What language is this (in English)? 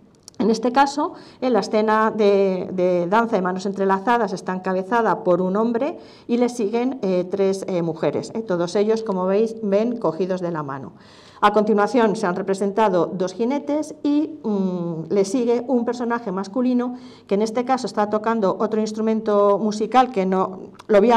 Spanish